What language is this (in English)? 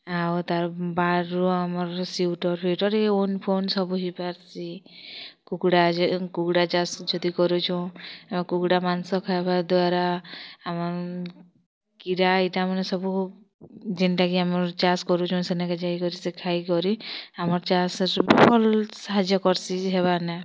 Odia